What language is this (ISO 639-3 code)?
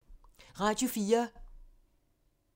dan